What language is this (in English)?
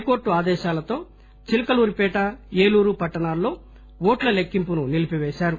Telugu